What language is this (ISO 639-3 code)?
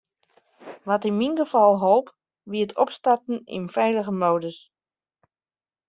fry